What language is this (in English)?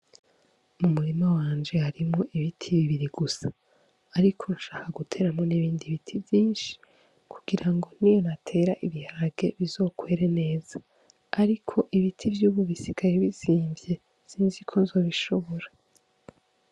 Rundi